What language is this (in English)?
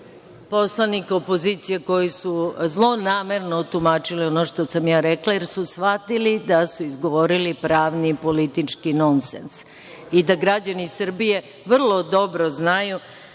Serbian